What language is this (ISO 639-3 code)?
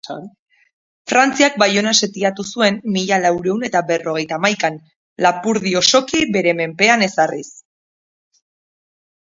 eus